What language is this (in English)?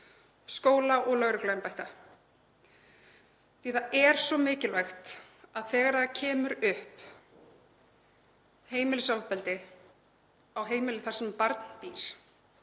Icelandic